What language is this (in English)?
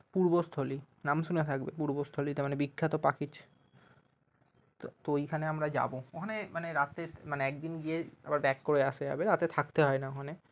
Bangla